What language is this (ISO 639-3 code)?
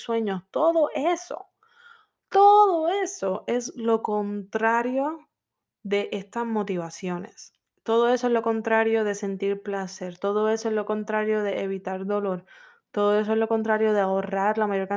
spa